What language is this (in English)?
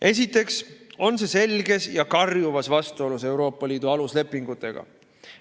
Estonian